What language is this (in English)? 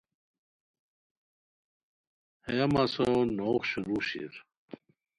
Khowar